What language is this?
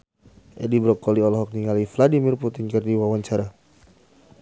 Sundanese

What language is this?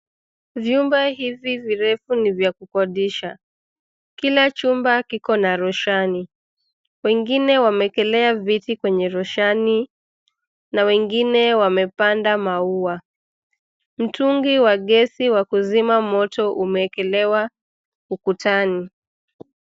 Swahili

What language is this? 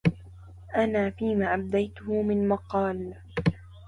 Arabic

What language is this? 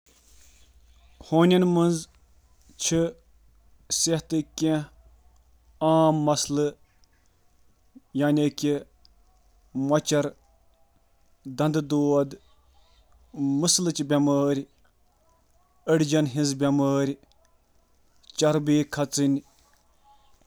Kashmiri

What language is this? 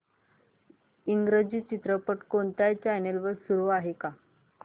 Marathi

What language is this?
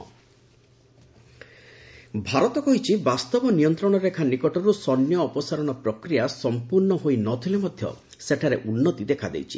Odia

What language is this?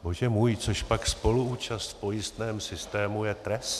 Czech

